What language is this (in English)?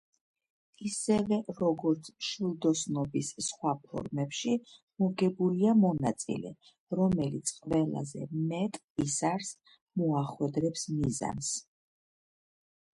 Georgian